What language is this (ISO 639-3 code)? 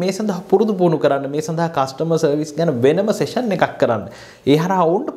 ind